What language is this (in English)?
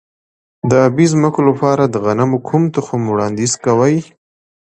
Pashto